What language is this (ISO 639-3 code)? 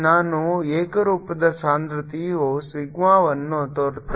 kan